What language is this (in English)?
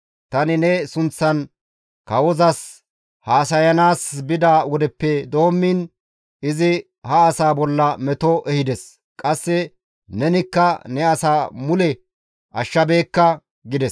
Gamo